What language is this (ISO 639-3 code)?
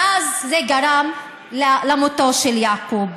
heb